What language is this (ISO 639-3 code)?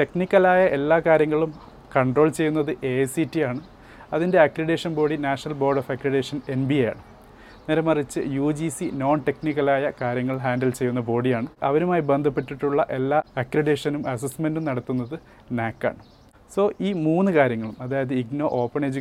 mal